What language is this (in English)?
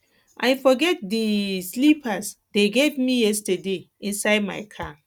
Nigerian Pidgin